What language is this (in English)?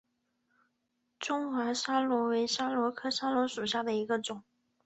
Chinese